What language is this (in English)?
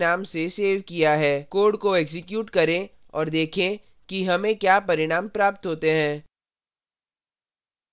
Hindi